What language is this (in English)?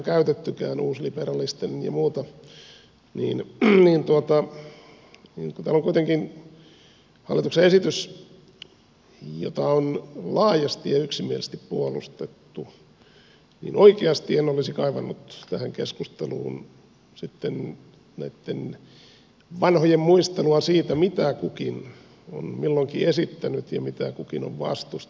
Finnish